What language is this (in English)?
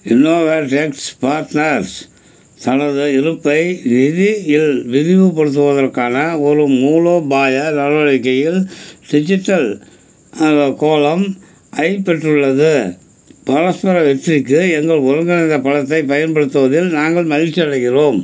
Tamil